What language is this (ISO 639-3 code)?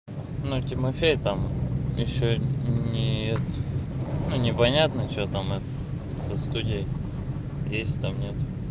rus